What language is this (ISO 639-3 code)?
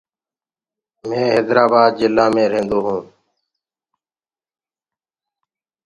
ggg